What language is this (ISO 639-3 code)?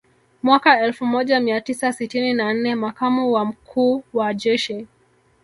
swa